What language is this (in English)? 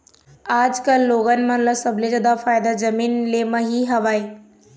Chhattisgarhi